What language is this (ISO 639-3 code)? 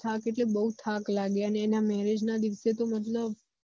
guj